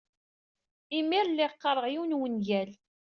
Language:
Kabyle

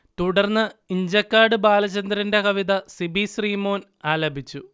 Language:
Malayalam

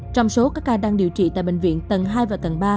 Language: Vietnamese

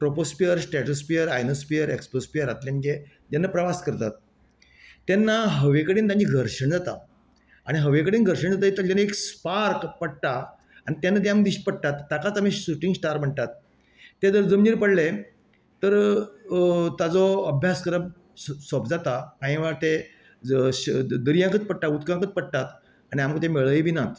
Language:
Konkani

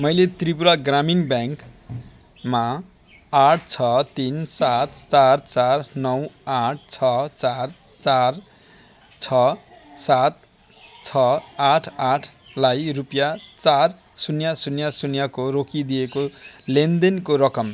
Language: Nepali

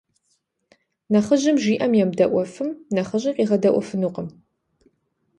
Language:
Kabardian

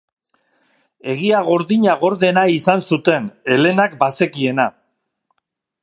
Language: Basque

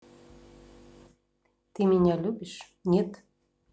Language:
Russian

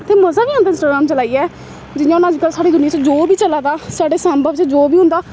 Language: Dogri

